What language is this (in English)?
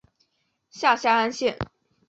Chinese